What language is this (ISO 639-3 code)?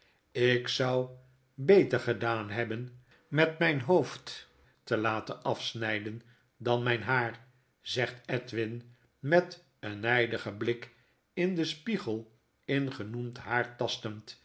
nld